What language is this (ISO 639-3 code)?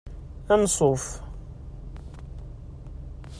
kab